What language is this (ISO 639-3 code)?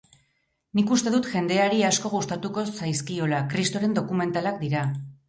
eus